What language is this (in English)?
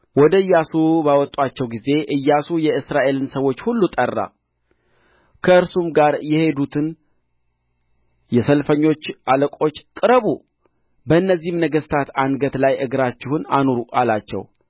Amharic